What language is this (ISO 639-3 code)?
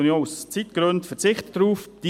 gsw